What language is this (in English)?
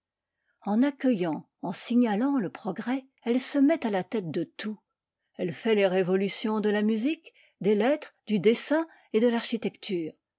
French